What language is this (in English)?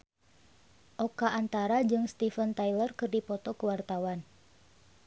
Sundanese